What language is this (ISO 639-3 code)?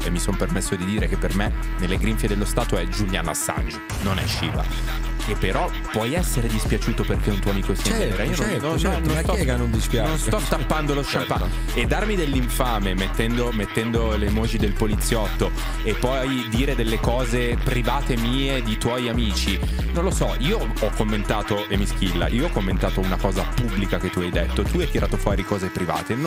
ita